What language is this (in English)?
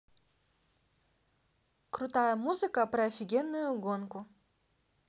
Russian